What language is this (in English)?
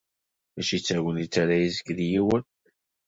Kabyle